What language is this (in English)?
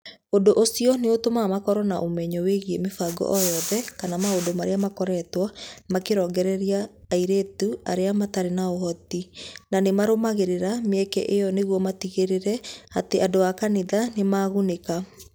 Kikuyu